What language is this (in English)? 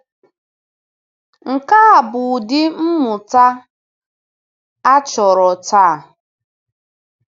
Igbo